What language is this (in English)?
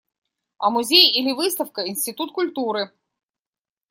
Russian